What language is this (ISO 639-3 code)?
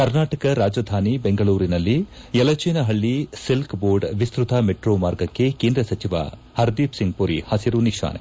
kan